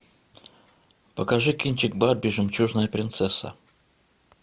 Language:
Russian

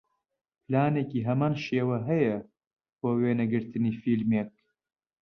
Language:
Central Kurdish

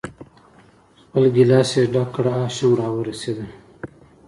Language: Pashto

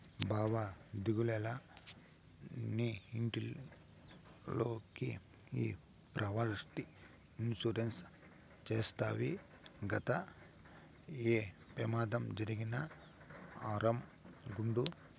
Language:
Telugu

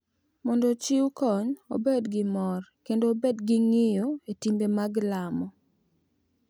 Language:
Luo (Kenya and Tanzania)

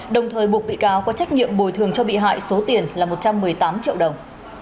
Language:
Vietnamese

